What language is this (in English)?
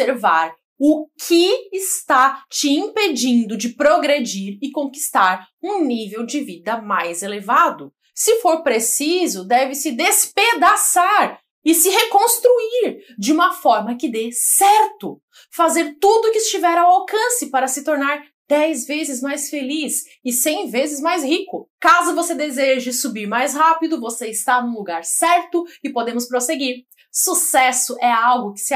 Portuguese